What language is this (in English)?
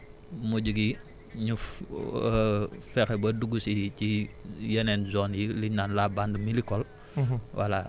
Wolof